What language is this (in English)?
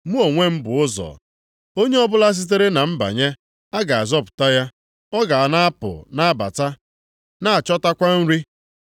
Igbo